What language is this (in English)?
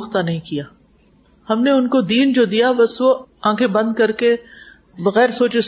Urdu